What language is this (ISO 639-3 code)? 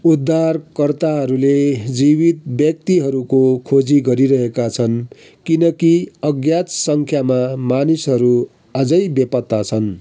nep